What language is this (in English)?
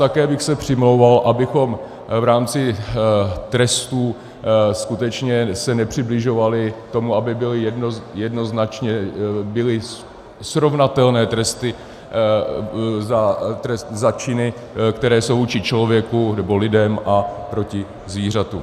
Czech